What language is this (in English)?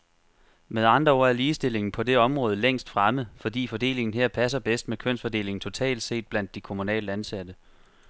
Danish